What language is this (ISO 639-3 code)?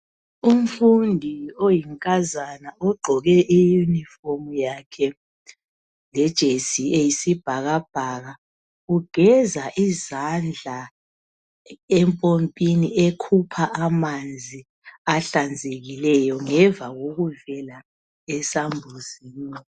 nde